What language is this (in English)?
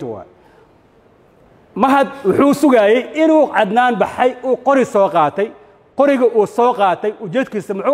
Arabic